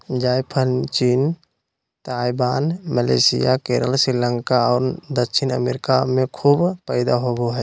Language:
Magahi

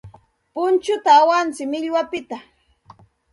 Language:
Santa Ana de Tusi Pasco Quechua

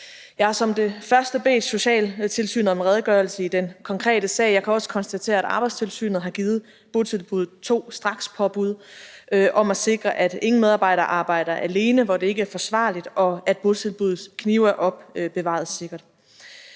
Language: Danish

